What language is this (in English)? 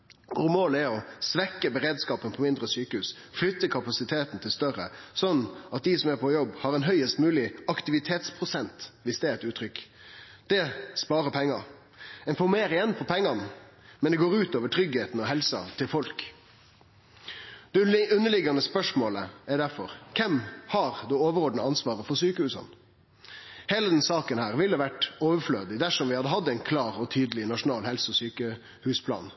Norwegian Nynorsk